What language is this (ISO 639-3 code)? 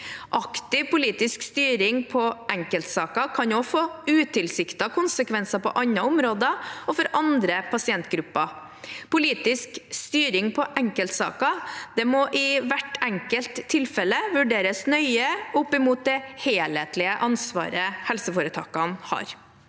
nor